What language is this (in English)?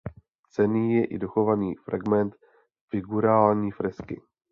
Czech